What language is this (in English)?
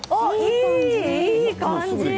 Japanese